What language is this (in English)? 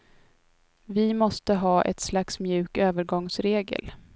Swedish